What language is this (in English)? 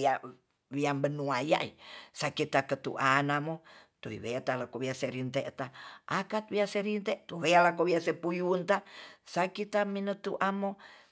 Tonsea